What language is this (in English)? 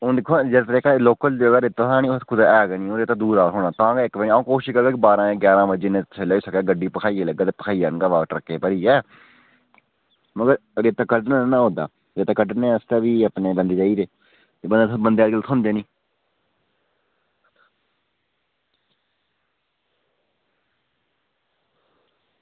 Dogri